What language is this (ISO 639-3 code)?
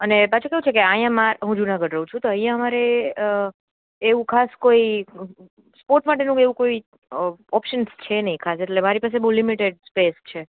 guj